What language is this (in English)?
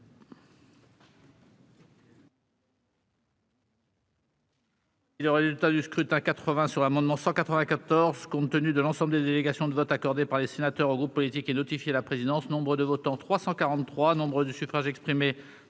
French